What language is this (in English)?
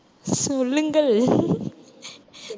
Tamil